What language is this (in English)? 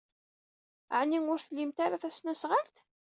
Kabyle